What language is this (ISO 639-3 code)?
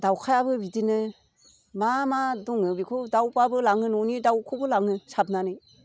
brx